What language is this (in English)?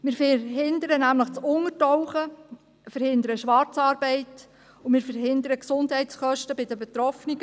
Swiss German